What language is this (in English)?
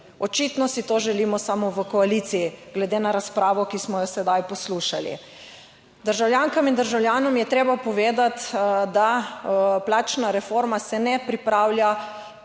Slovenian